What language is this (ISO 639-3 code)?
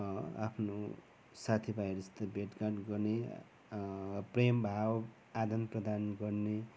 nep